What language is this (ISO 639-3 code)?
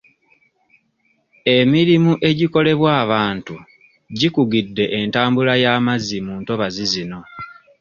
lug